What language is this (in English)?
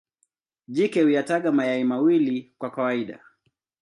Swahili